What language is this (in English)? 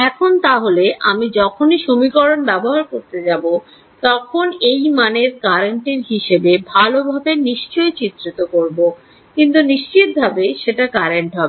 Bangla